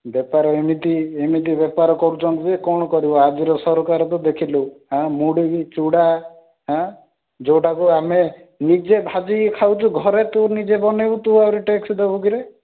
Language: Odia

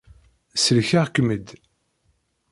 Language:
Kabyle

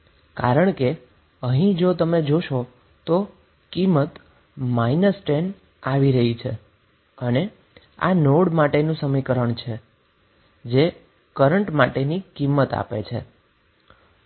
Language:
Gujarati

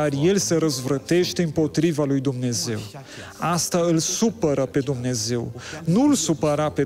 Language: Romanian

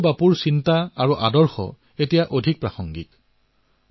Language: Assamese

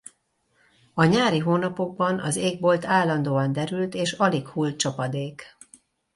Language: Hungarian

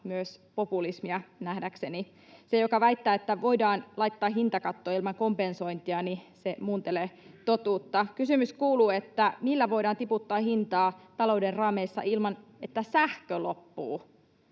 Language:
Finnish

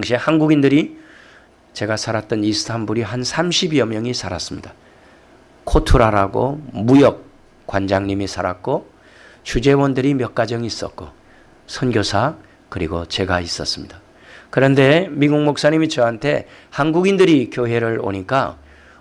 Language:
Korean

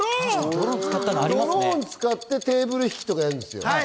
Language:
Japanese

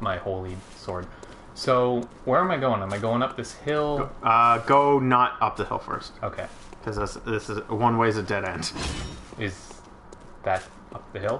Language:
English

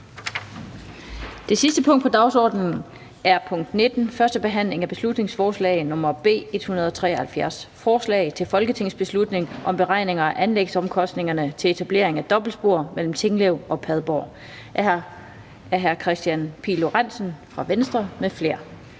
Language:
Danish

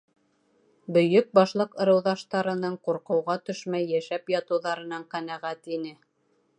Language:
Bashkir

